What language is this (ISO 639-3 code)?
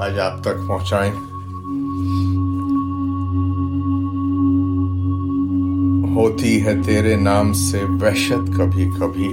urd